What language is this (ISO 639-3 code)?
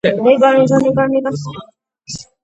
kat